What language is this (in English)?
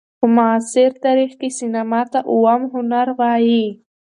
Pashto